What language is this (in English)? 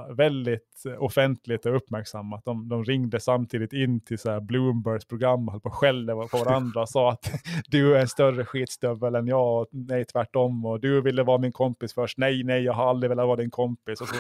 Swedish